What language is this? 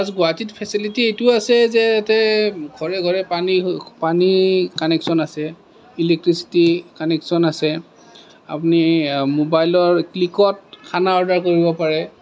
Assamese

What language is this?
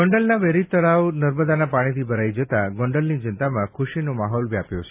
Gujarati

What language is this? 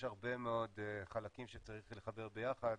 Hebrew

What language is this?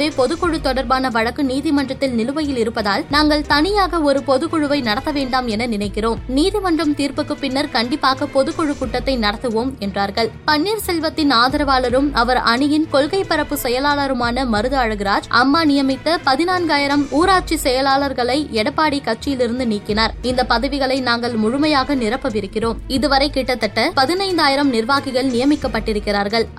Tamil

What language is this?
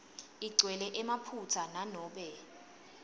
Swati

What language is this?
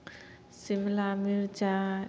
Maithili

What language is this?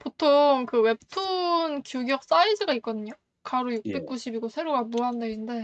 Korean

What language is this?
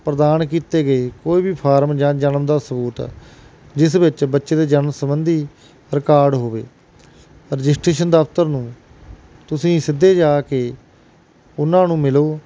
Punjabi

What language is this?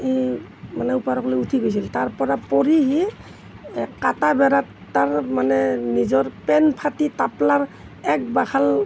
Assamese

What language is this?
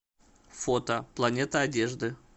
Russian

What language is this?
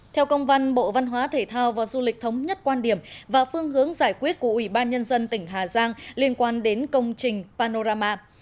Vietnamese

